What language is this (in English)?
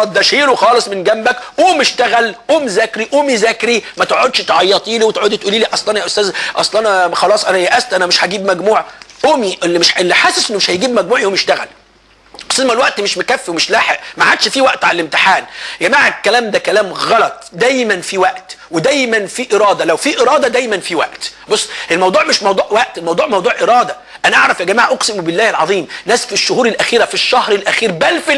Arabic